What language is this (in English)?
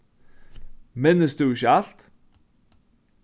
Faroese